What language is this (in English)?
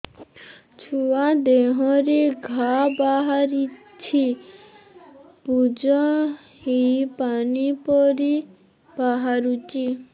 Odia